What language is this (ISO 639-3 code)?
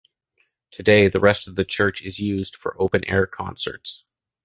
eng